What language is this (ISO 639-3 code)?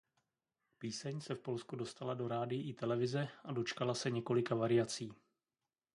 ces